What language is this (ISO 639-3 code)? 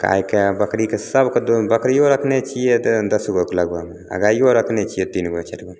mai